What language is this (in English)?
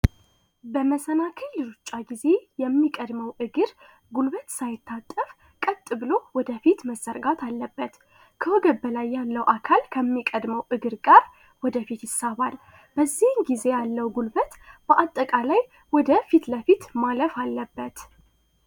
Amharic